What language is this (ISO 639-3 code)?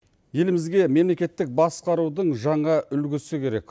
kaz